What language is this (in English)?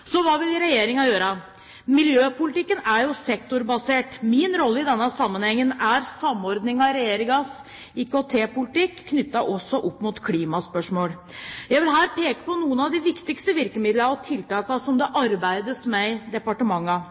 Norwegian Bokmål